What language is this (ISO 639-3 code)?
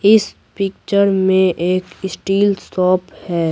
hin